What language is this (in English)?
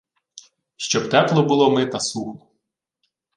Ukrainian